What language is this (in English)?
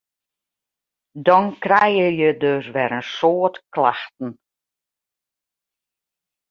Western Frisian